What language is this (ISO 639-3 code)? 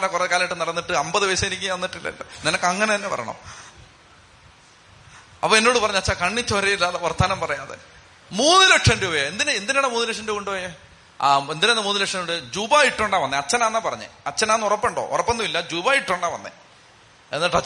mal